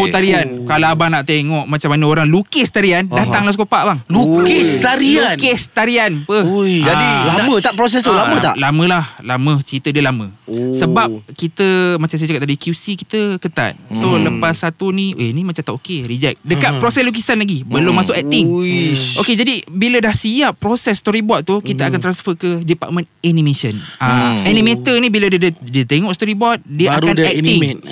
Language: Malay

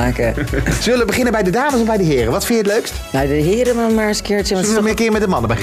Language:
Dutch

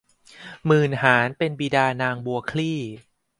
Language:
Thai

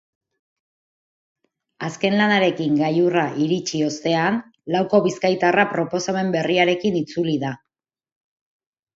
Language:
Basque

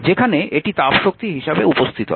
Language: Bangla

